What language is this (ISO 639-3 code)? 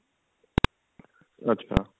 pan